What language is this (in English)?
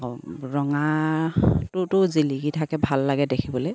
Assamese